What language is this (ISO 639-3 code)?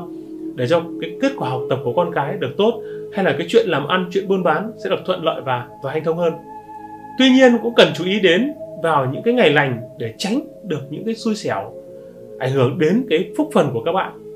vie